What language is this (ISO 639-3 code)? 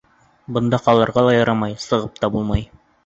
bak